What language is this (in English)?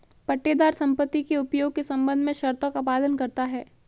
Hindi